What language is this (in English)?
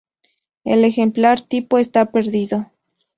Spanish